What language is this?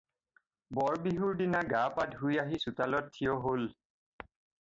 Assamese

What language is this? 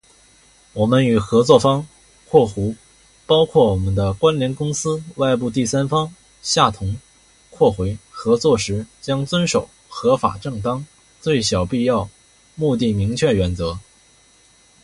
Chinese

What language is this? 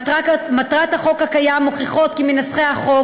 Hebrew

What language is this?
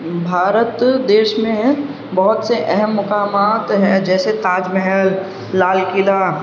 Urdu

